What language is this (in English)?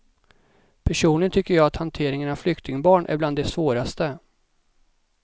Swedish